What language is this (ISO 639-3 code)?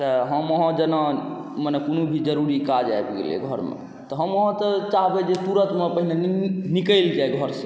mai